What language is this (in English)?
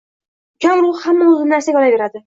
Uzbek